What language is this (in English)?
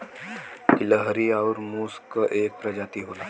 Bhojpuri